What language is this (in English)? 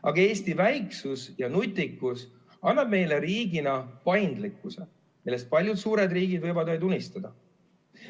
Estonian